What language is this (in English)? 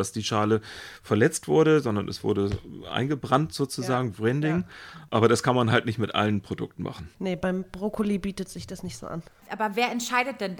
German